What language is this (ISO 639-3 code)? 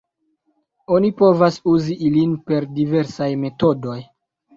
epo